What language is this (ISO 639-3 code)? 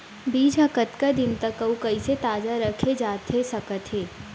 hne